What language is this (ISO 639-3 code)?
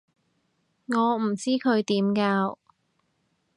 yue